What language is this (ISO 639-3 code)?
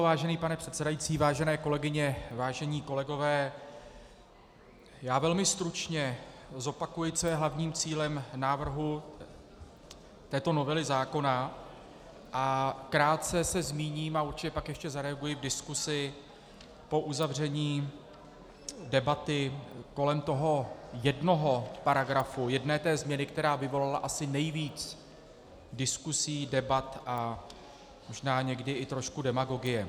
ces